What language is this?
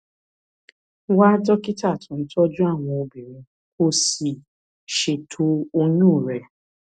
Yoruba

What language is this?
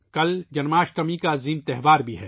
Urdu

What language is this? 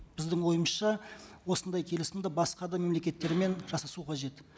Kazakh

